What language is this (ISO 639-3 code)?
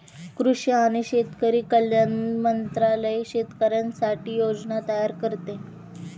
mar